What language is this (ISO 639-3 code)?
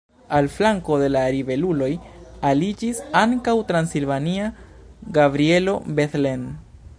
epo